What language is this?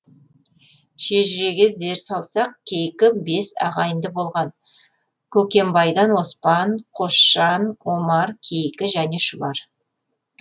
Kazakh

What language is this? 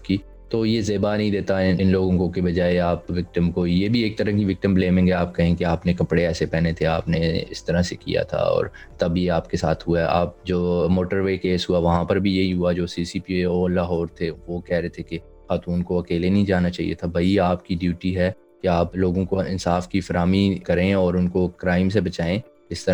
Urdu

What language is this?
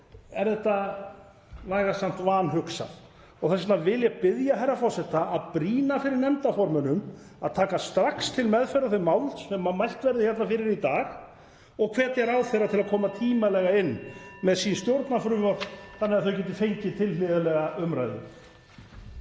Icelandic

